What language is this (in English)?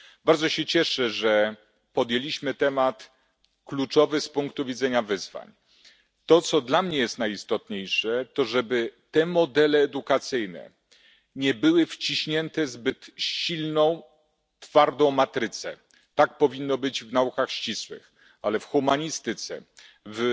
Polish